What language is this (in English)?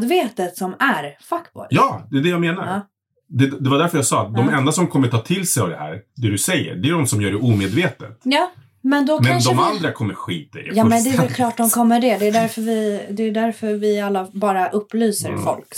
Swedish